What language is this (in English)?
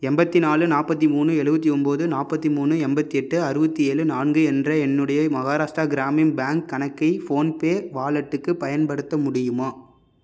Tamil